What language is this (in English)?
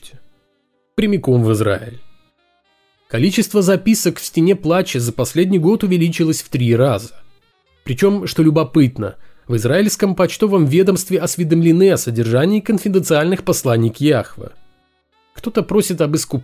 Russian